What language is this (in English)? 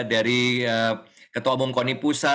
Indonesian